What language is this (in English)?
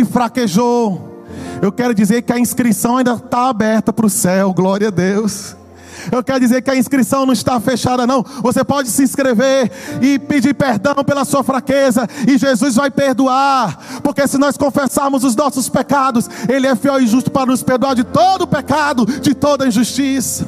Portuguese